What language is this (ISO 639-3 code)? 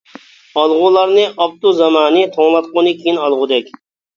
uig